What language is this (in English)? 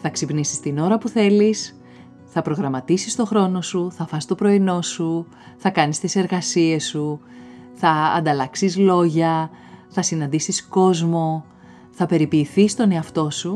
Greek